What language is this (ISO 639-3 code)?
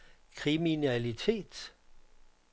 dan